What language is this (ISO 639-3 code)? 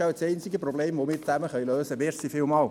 gsw